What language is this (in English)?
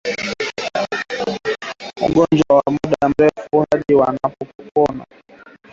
Swahili